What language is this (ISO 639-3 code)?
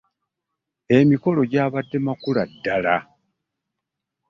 lug